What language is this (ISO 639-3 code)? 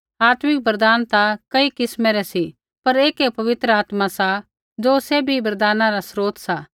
kfx